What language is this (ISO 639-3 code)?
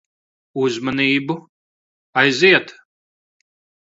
lav